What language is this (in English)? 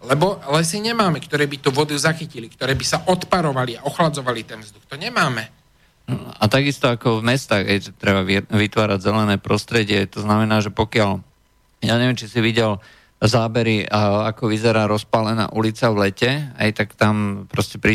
Slovak